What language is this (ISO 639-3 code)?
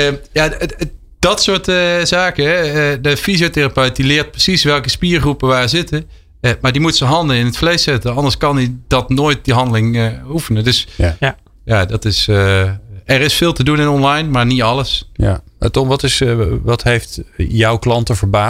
nld